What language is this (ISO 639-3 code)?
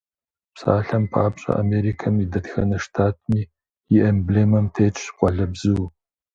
kbd